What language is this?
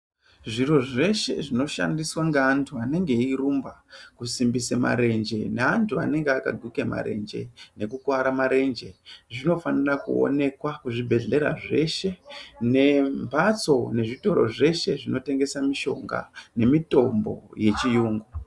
Ndau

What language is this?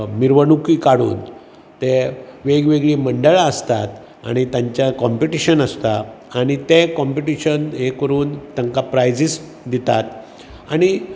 Konkani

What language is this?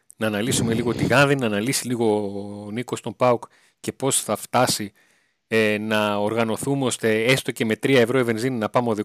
Greek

